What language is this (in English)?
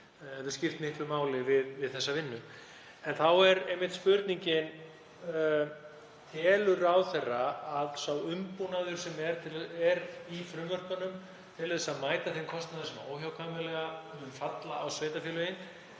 Icelandic